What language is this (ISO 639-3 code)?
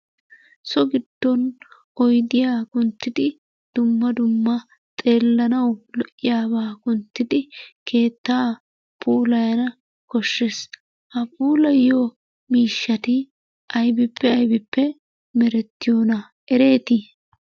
wal